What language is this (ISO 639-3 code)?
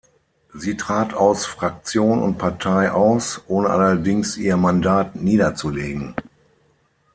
deu